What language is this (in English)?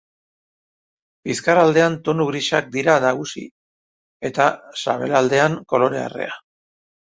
Basque